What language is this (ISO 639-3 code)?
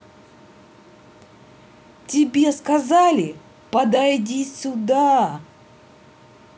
rus